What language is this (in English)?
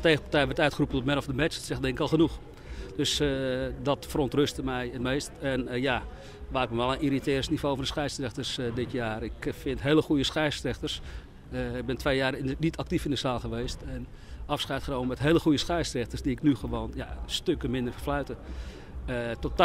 Dutch